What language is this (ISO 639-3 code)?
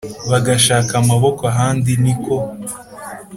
kin